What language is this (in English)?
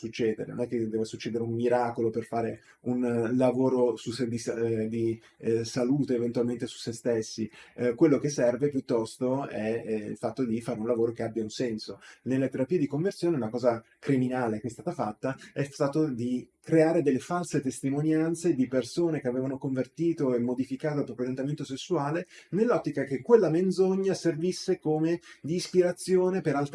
Italian